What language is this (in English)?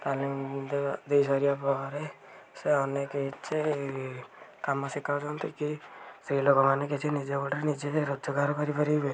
Odia